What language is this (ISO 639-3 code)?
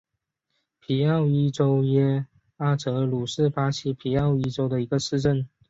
zho